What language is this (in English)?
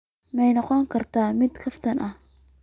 Somali